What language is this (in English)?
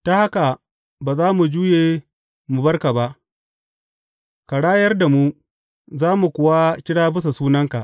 Hausa